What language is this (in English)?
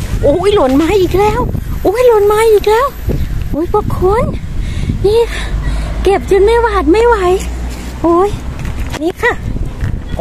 Thai